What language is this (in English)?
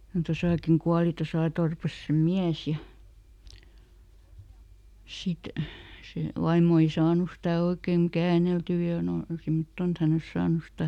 Finnish